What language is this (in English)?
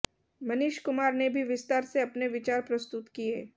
Hindi